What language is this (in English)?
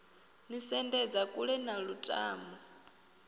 Venda